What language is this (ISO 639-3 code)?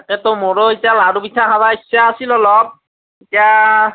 asm